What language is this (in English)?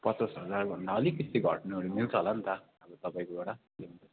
Nepali